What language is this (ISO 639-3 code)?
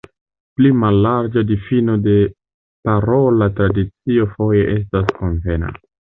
epo